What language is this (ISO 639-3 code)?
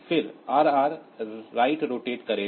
hin